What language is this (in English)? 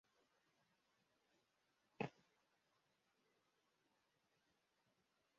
Kinyarwanda